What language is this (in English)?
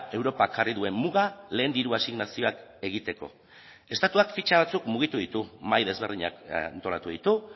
Basque